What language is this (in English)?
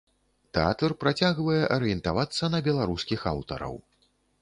Belarusian